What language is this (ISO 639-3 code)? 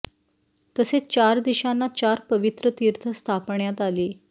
mar